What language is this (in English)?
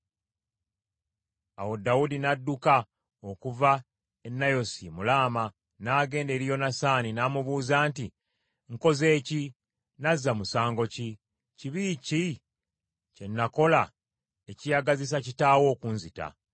Ganda